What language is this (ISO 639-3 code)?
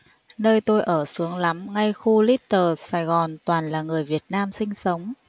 vie